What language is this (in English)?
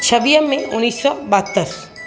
Sindhi